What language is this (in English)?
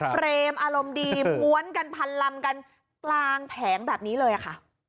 Thai